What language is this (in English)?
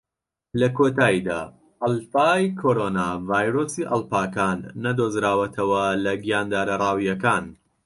Central Kurdish